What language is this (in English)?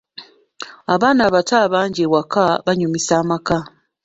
Ganda